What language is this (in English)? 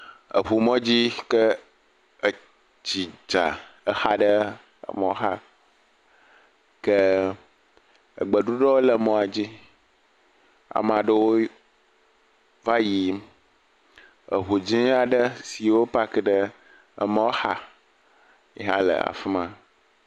Ewe